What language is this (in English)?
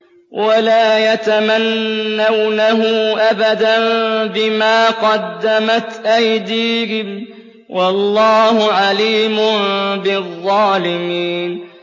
Arabic